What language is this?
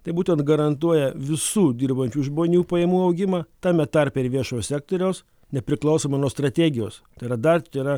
Lithuanian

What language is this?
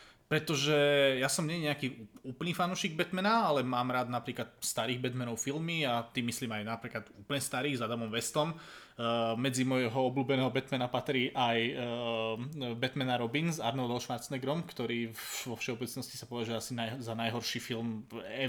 Slovak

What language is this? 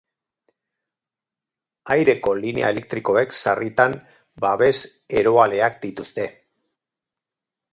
Basque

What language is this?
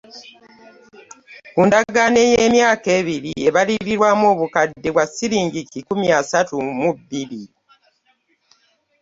Ganda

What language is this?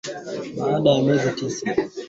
Swahili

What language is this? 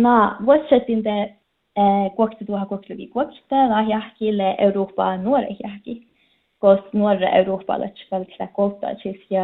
Finnish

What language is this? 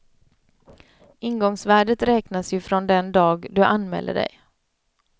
Swedish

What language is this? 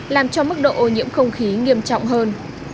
Vietnamese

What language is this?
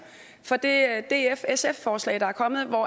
Danish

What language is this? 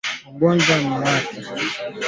Swahili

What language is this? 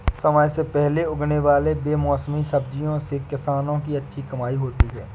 Hindi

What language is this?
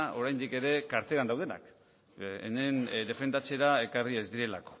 Basque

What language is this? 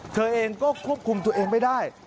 Thai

